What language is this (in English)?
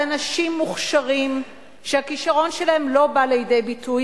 Hebrew